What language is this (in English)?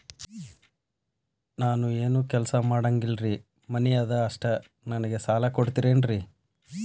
Kannada